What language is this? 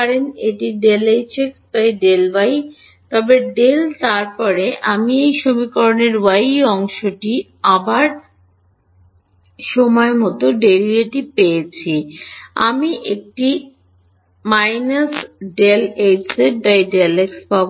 Bangla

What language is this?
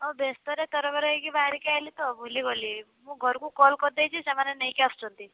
Odia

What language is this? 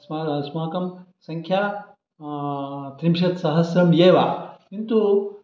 Sanskrit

